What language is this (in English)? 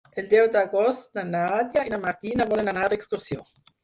Catalan